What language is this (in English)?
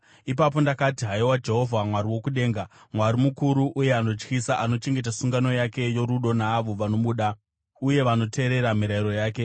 Shona